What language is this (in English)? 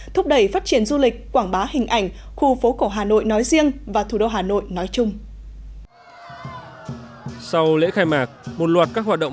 Vietnamese